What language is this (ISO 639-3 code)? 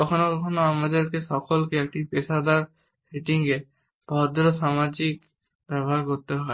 ben